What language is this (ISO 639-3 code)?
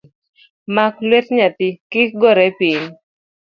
luo